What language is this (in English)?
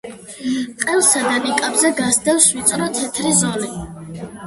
Georgian